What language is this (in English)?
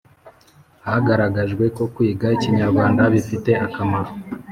Kinyarwanda